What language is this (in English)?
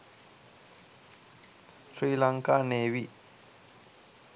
Sinhala